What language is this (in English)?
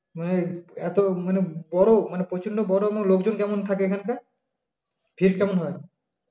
Bangla